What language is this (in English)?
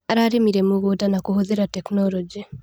Kikuyu